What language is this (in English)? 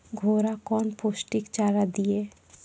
Maithili